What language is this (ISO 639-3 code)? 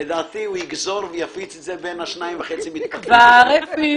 heb